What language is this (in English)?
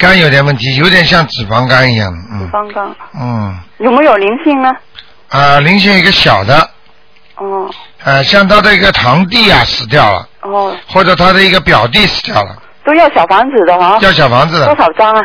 Chinese